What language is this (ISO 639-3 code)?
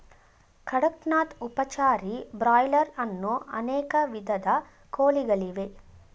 kan